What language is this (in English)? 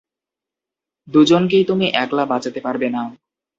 Bangla